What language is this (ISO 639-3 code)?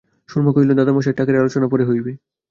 ben